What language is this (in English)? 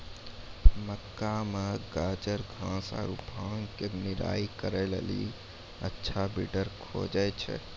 Maithili